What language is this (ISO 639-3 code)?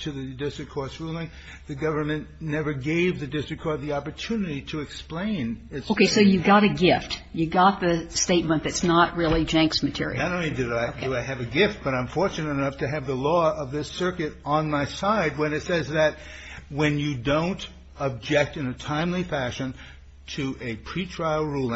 eng